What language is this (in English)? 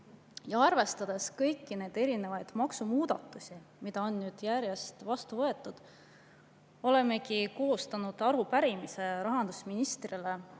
Estonian